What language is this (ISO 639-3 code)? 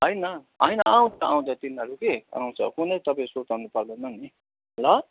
nep